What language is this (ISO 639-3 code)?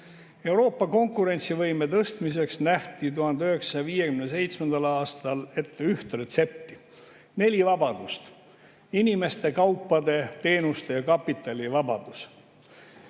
est